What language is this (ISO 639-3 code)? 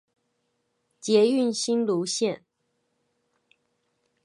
zho